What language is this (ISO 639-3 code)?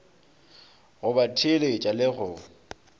nso